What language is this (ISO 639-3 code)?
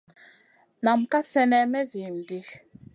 mcn